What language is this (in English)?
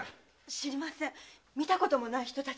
Japanese